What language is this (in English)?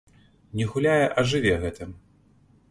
Belarusian